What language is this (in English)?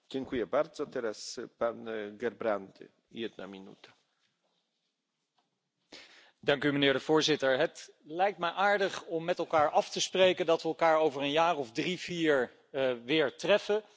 Dutch